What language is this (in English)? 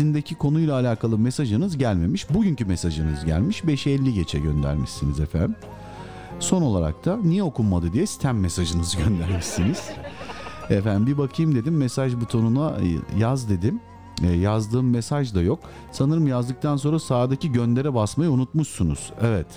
Turkish